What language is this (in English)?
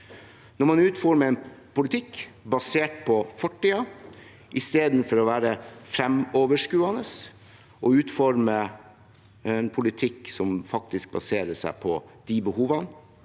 Norwegian